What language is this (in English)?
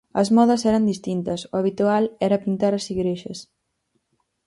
Galician